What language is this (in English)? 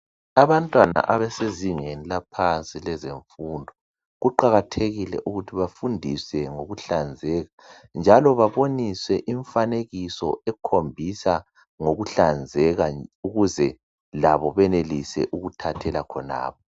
North Ndebele